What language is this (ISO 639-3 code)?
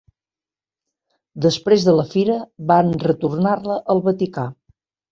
cat